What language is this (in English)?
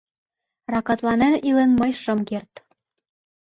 Mari